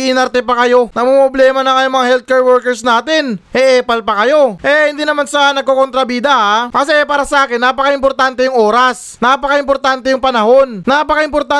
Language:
Filipino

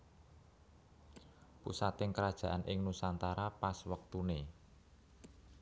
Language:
Javanese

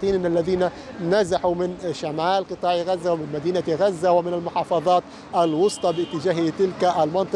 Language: Arabic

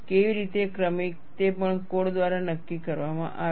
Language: Gujarati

